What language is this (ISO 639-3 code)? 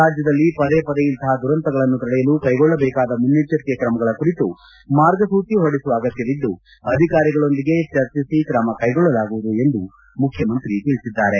kan